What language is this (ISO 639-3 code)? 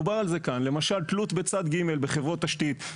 heb